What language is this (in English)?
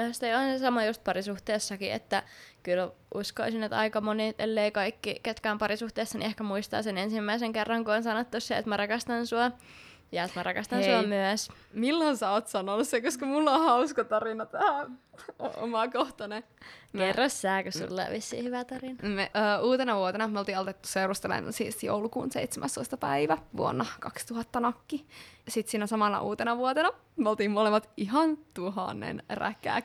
Finnish